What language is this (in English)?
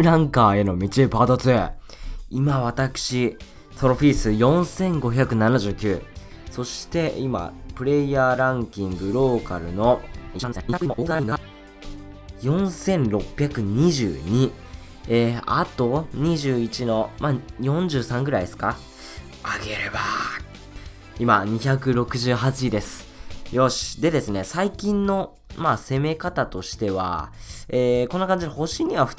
Japanese